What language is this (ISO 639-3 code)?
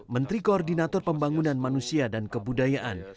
ind